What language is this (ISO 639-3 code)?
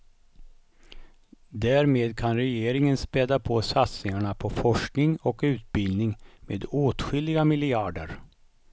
swe